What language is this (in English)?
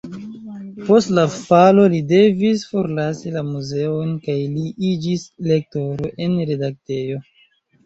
Esperanto